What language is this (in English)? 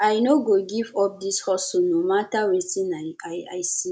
Nigerian Pidgin